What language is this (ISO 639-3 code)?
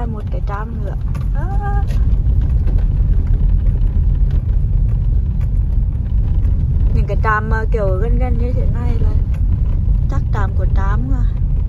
vie